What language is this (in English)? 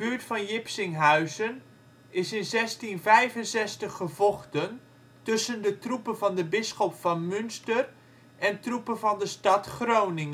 Dutch